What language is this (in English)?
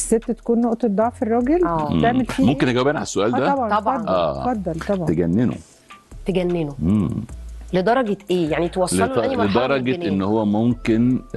Arabic